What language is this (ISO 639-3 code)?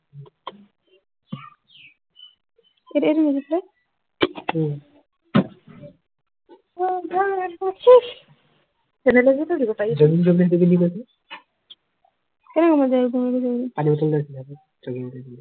asm